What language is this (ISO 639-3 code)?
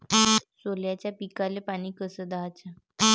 mar